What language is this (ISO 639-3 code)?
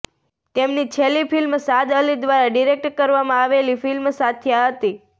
guj